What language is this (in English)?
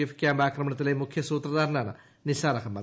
Malayalam